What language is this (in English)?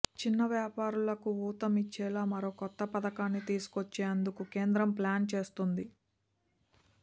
Telugu